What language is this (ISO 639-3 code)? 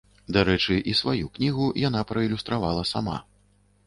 bel